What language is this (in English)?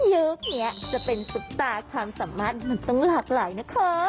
Thai